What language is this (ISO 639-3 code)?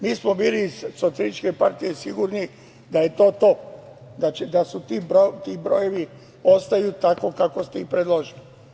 srp